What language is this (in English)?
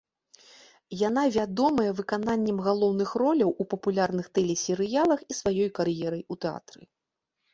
Belarusian